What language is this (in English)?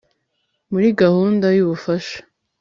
Kinyarwanda